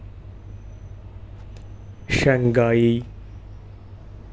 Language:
Dogri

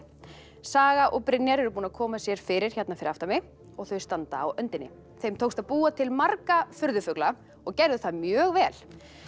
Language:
Icelandic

